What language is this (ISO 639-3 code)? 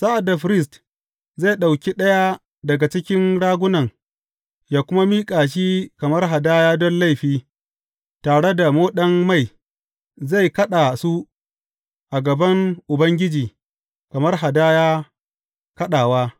hau